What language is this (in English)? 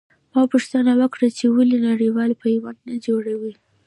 Pashto